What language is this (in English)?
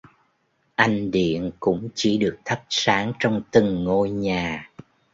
Vietnamese